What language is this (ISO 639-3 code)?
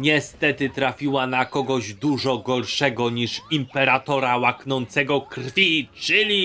pol